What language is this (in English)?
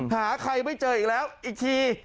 Thai